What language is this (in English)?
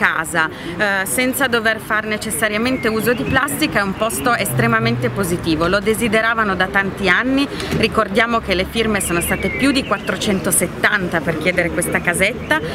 Italian